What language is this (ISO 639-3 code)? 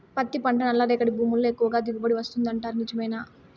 tel